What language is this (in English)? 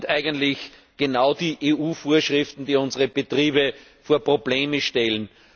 German